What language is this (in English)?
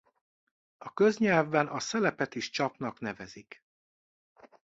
Hungarian